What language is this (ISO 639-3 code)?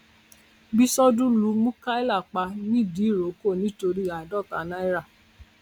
yor